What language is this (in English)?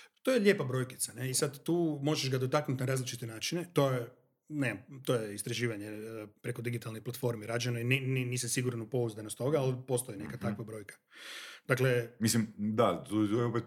Croatian